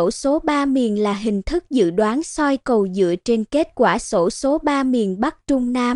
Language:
Vietnamese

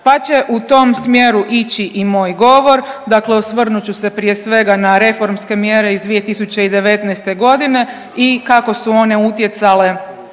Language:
Croatian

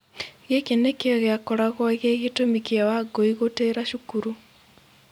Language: Kikuyu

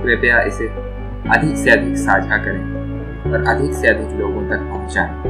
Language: Hindi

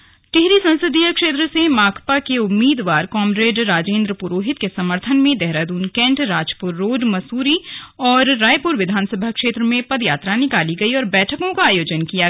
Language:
Hindi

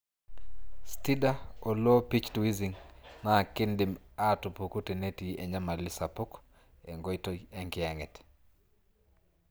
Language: Masai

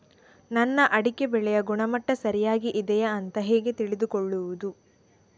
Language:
Kannada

